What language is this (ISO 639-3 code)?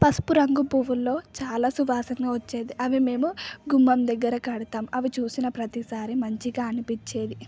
tel